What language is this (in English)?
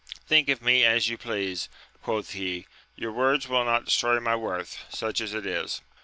English